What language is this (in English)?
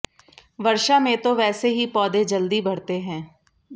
Hindi